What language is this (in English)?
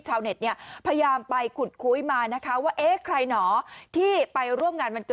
Thai